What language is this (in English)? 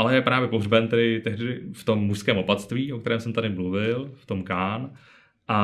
Czech